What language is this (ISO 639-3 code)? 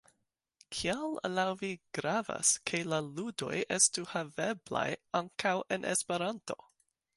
epo